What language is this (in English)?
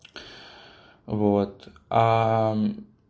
Russian